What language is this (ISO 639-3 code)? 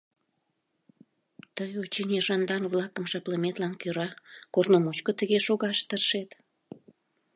chm